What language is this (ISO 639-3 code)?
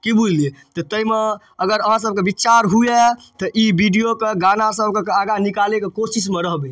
mai